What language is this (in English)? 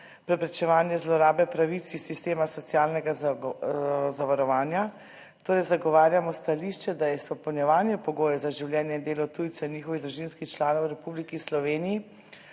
Slovenian